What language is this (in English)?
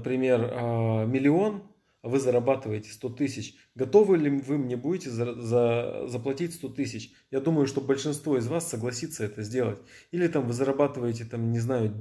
Russian